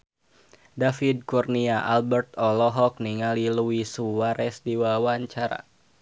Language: Sundanese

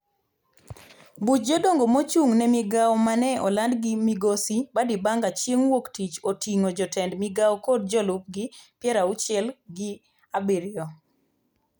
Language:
Luo (Kenya and Tanzania)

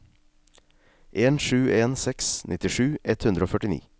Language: Norwegian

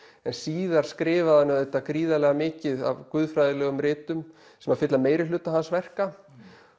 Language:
Icelandic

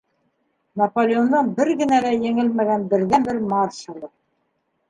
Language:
Bashkir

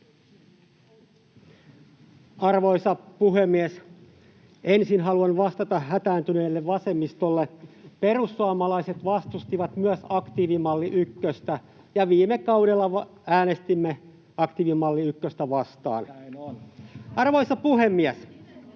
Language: Finnish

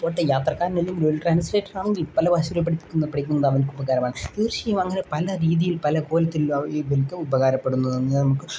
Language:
Malayalam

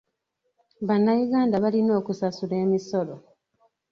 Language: Ganda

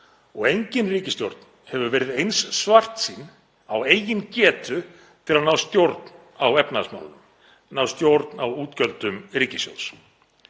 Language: Icelandic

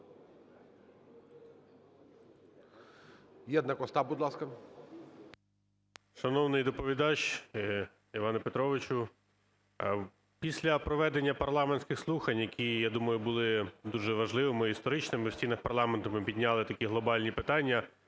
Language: Ukrainian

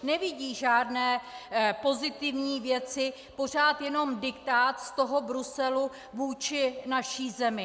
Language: Czech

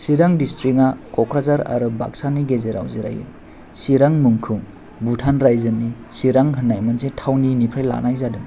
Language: Bodo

